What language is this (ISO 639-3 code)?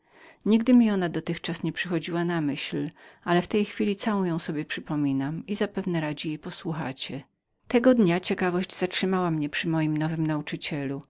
pol